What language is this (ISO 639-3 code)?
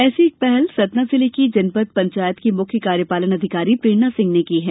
hin